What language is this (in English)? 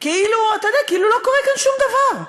Hebrew